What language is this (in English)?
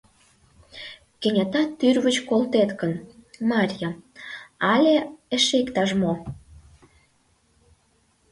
Mari